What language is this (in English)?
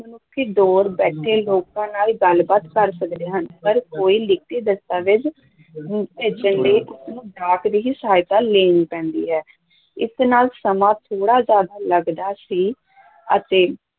Punjabi